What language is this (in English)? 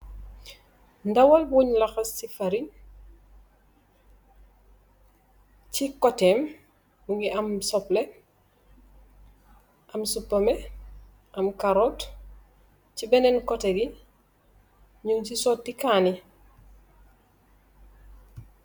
Wolof